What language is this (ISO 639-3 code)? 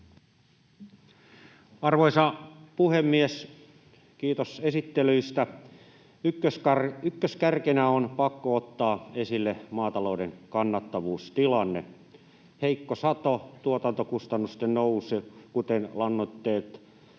fin